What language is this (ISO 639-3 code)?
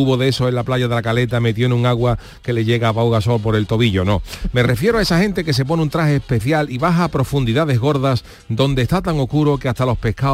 spa